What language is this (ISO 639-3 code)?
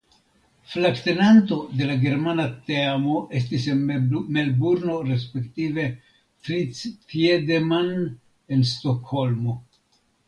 epo